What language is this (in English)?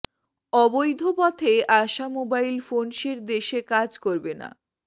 Bangla